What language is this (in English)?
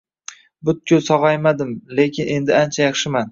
Uzbek